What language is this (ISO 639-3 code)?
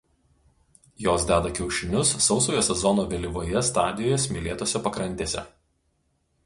lit